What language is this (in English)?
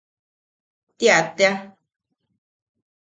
Yaqui